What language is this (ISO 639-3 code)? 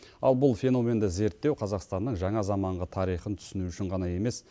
kaz